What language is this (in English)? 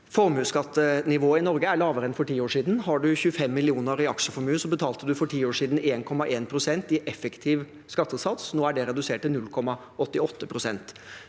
Norwegian